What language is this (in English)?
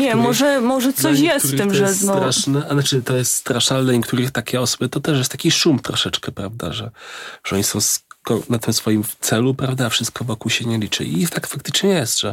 Polish